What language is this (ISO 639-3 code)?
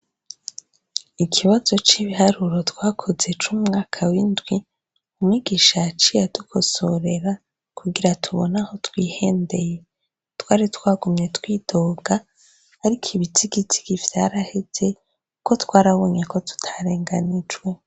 run